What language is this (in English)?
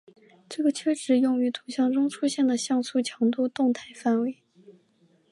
Chinese